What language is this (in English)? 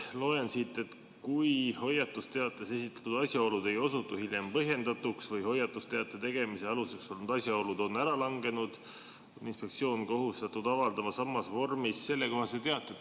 Estonian